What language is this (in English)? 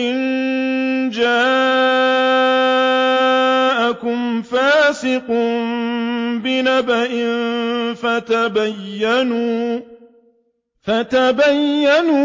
Arabic